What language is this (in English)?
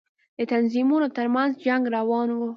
Pashto